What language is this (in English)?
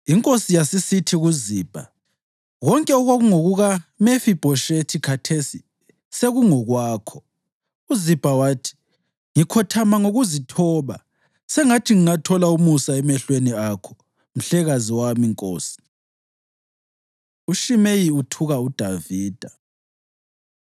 North Ndebele